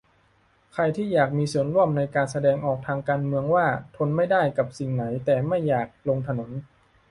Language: Thai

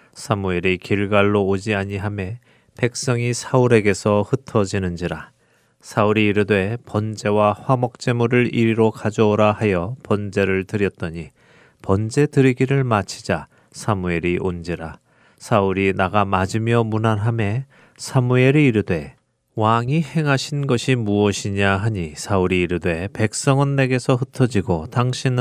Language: Korean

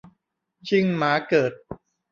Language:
Thai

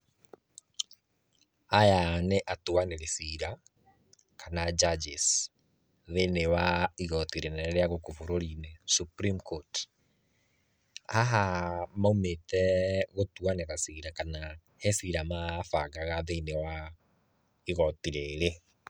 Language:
Kikuyu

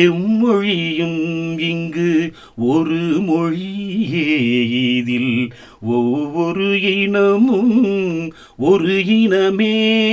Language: Tamil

